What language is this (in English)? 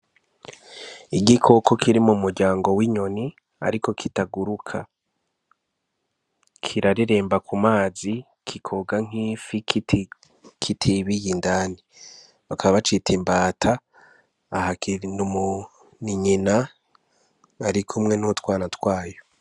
Rundi